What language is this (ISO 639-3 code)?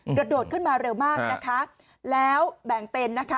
tha